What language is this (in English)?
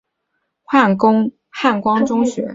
Chinese